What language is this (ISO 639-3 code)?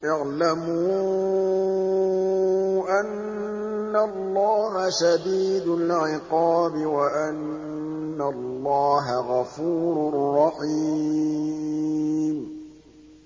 ara